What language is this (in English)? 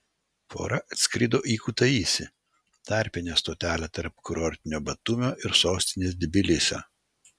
Lithuanian